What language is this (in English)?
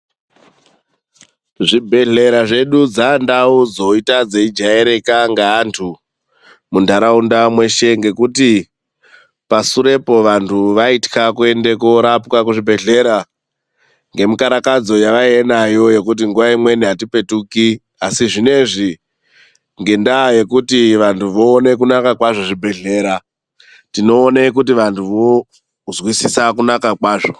Ndau